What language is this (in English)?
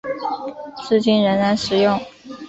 Chinese